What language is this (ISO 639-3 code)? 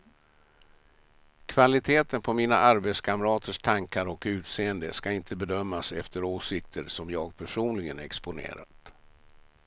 swe